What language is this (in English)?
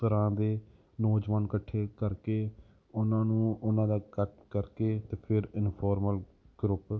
Punjabi